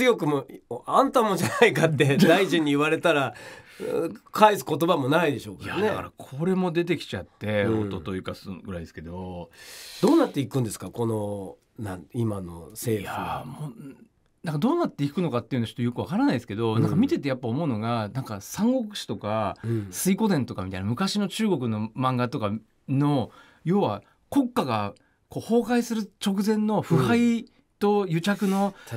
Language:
Japanese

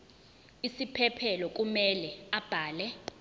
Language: Zulu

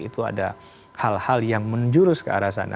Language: Indonesian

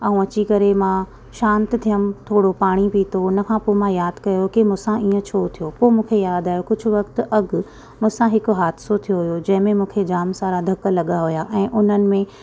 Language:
Sindhi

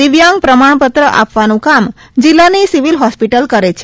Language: Gujarati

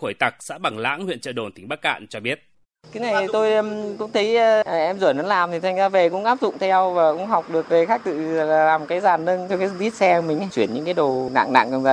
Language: Vietnamese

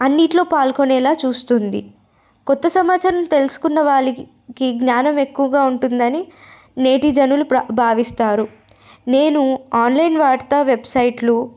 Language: Telugu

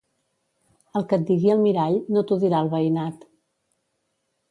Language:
Catalan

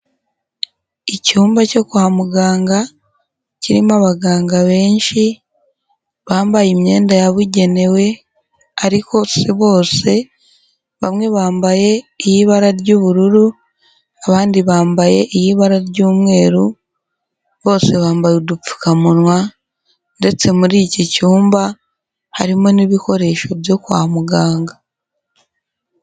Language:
Kinyarwanda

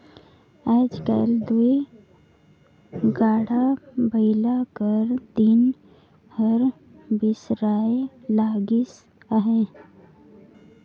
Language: Chhattisgarhi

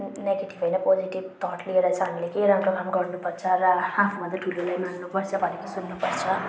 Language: Nepali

